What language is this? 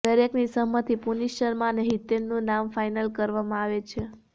Gujarati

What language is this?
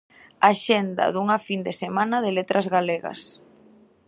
Galician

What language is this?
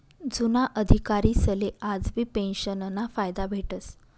Marathi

